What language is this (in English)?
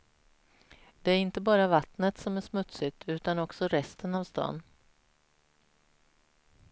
Swedish